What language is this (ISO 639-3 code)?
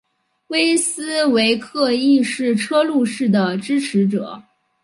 zho